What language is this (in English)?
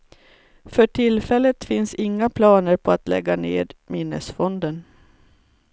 Swedish